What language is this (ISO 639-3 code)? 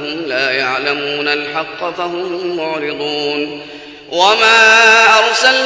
ara